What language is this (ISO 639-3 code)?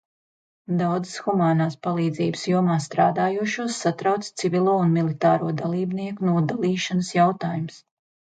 lav